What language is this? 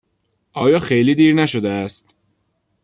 Persian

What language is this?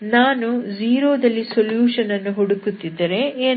Kannada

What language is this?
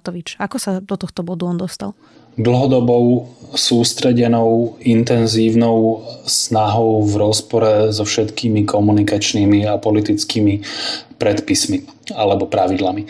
Slovak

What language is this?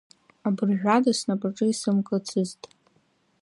Abkhazian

